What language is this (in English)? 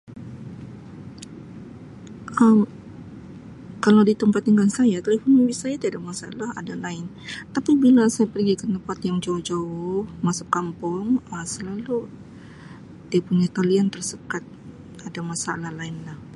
Sabah Malay